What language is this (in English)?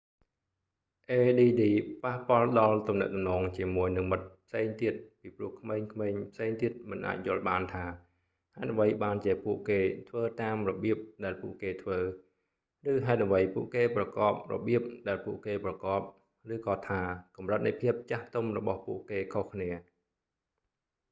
Khmer